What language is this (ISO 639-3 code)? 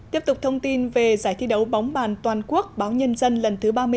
vie